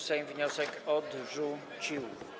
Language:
Polish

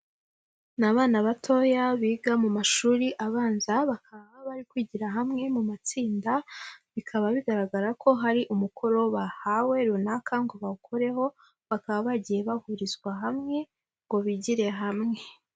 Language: Kinyarwanda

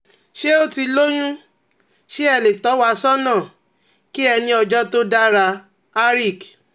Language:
Yoruba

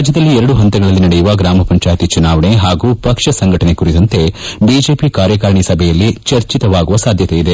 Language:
Kannada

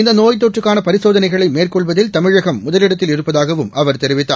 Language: Tamil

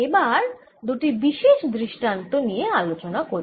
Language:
Bangla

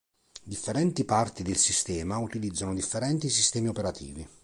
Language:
Italian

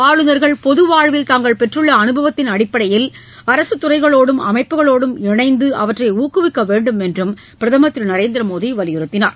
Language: Tamil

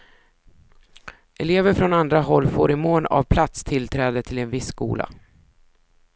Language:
Swedish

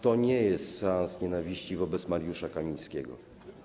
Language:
Polish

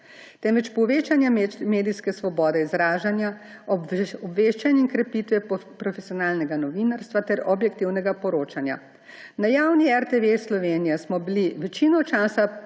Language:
Slovenian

